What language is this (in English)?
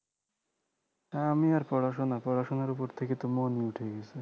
Bangla